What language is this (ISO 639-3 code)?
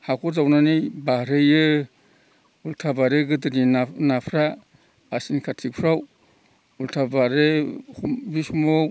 brx